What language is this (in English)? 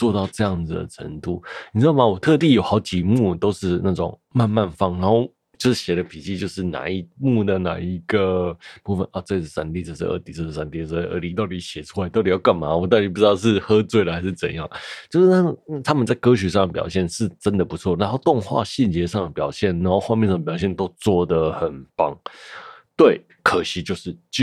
Chinese